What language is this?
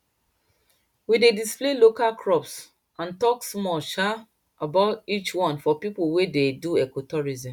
Nigerian Pidgin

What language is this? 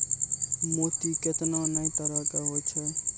Maithili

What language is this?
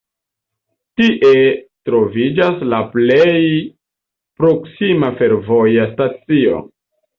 Esperanto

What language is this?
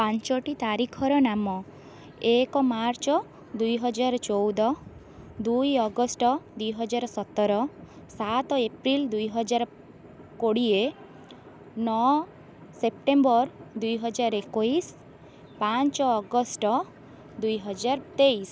Odia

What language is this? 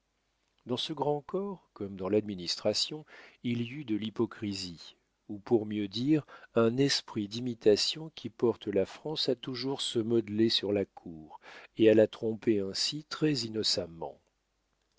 French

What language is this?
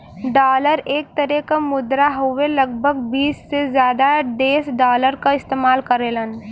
Bhojpuri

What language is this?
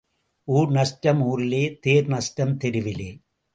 Tamil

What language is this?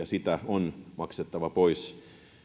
Finnish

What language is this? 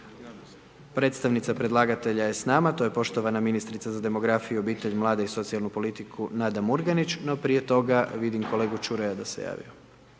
Croatian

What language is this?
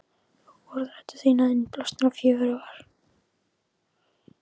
Icelandic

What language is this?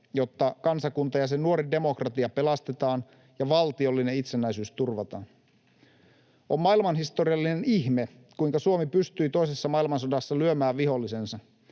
Finnish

